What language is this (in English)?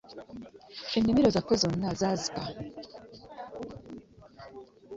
Ganda